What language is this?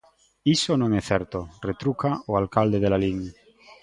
Galician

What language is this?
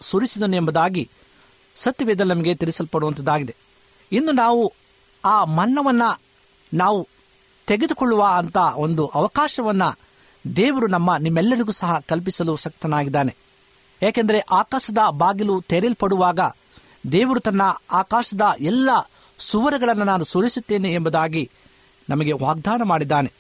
Kannada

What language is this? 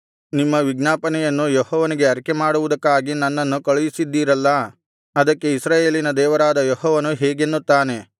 Kannada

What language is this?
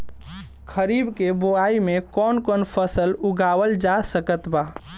Bhojpuri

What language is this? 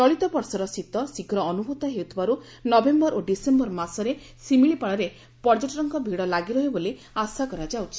Odia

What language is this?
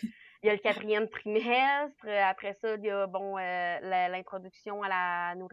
French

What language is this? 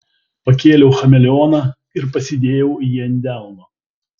Lithuanian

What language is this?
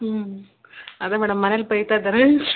Kannada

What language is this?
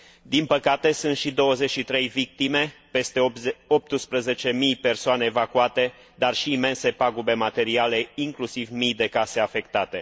Romanian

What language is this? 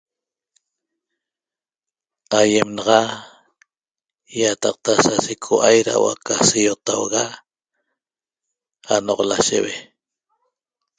Toba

